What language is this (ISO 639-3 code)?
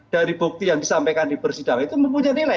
ind